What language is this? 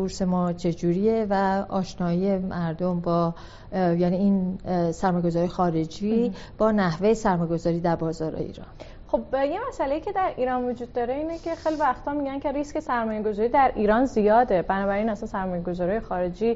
Persian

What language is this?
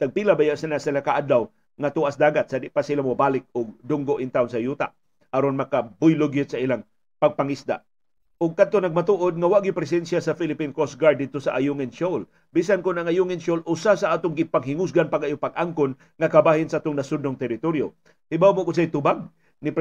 Filipino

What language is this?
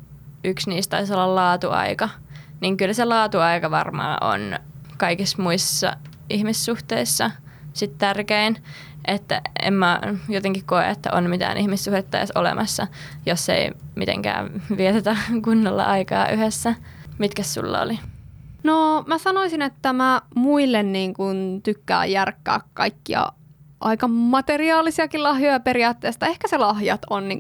Finnish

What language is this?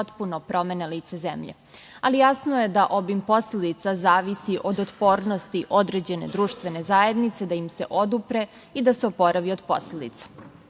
Serbian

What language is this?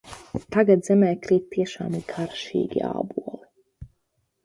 Latvian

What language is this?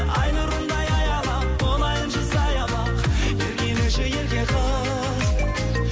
Kazakh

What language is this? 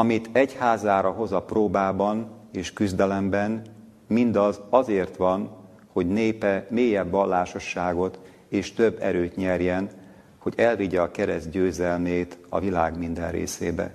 Hungarian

